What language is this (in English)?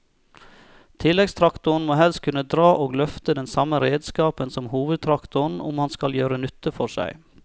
Norwegian